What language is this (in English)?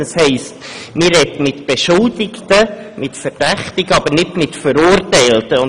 Swiss German